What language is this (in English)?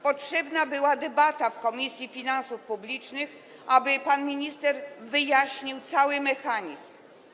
Polish